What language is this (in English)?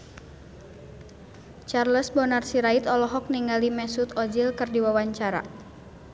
Sundanese